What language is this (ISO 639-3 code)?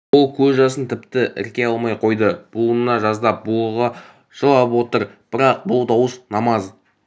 kaz